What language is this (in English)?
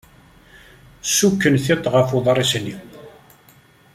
Kabyle